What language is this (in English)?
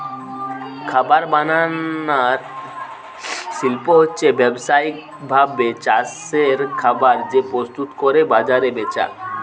Bangla